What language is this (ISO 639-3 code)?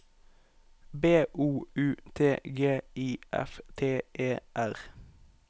nor